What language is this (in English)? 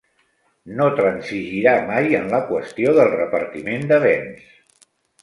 Catalan